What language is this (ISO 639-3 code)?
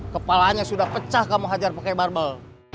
ind